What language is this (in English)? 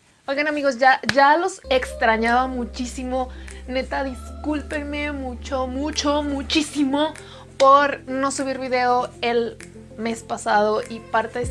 Spanish